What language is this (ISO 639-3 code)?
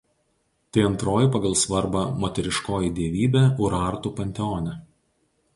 lit